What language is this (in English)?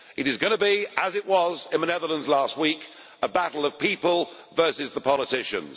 English